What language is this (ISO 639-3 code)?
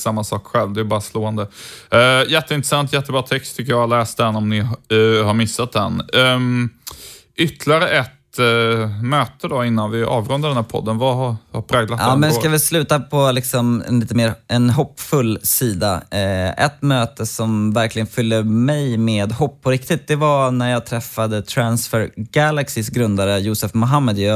swe